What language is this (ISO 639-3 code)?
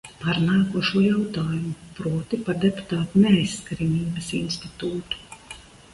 lav